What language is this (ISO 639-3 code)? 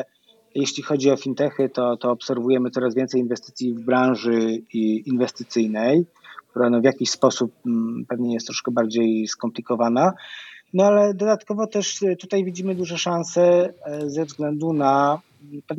pol